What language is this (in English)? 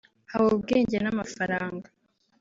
Kinyarwanda